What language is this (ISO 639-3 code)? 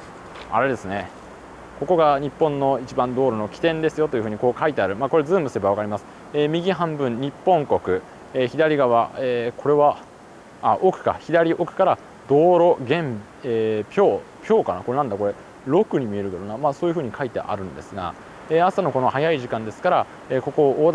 jpn